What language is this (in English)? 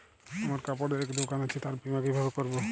Bangla